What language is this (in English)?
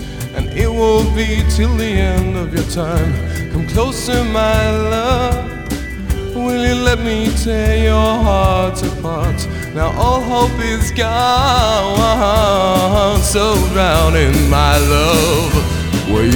Greek